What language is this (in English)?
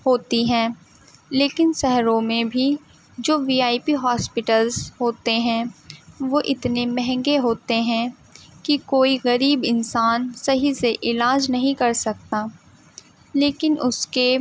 Urdu